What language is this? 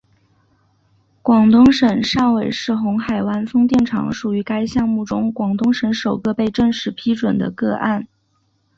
Chinese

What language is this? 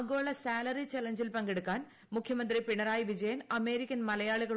Malayalam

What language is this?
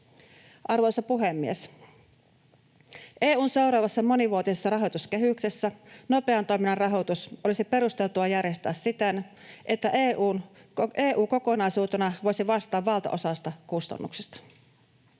Finnish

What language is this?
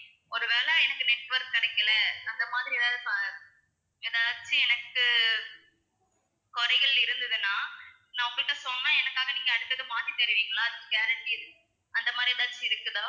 Tamil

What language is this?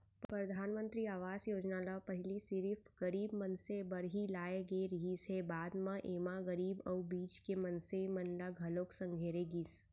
Chhattisgarhi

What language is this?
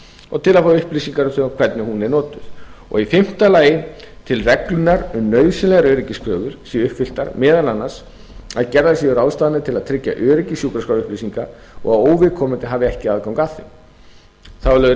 Icelandic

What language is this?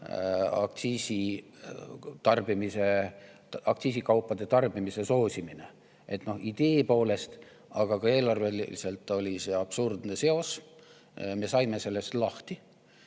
Estonian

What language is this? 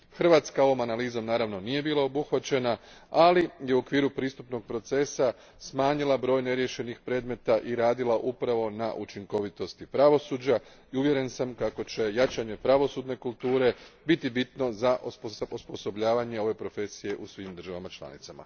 Croatian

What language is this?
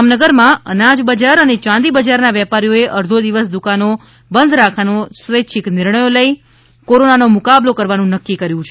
Gujarati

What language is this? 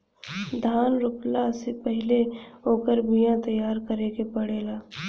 Bhojpuri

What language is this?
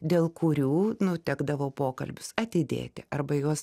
Lithuanian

